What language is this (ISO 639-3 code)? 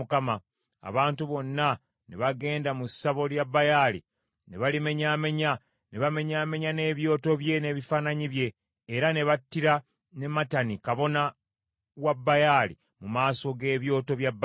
lug